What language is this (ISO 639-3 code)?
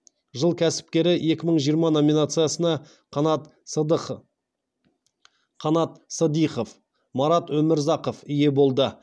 kaz